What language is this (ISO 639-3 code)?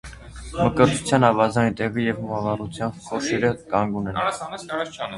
hye